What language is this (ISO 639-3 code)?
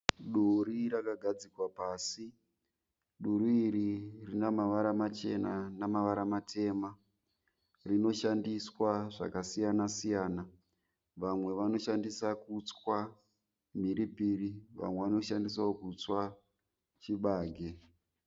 sna